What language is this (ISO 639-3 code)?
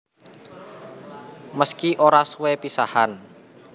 jav